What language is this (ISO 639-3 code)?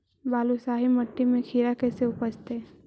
mag